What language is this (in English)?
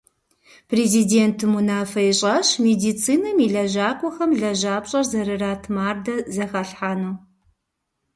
Kabardian